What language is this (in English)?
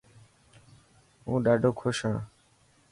Dhatki